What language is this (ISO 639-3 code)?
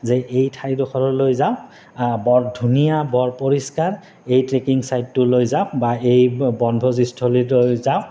asm